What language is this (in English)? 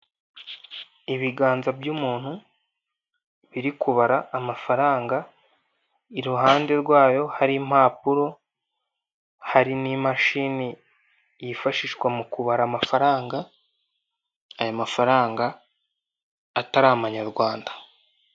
Kinyarwanda